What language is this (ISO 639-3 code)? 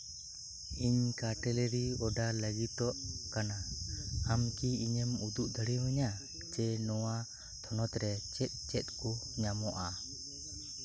sat